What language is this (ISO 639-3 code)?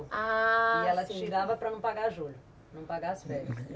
por